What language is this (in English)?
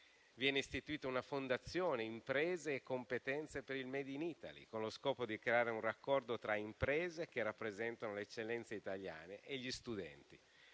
Italian